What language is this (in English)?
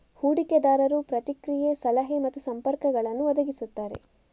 Kannada